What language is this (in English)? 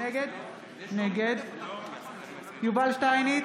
Hebrew